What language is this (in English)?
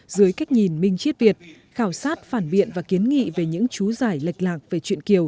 Vietnamese